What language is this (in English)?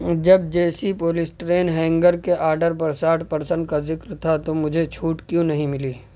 Urdu